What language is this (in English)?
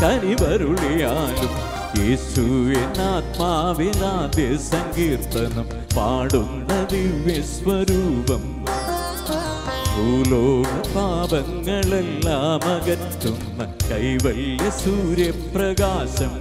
Malayalam